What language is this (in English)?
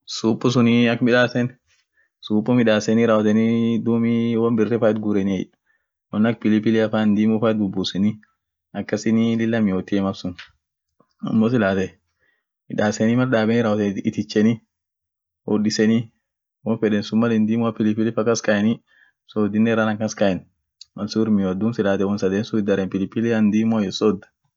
Orma